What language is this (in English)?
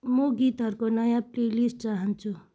Nepali